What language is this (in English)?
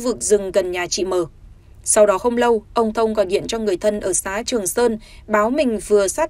Vietnamese